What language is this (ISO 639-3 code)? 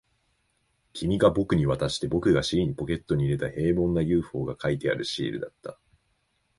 jpn